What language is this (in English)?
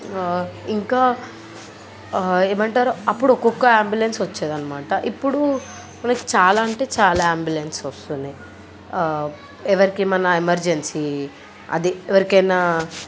Telugu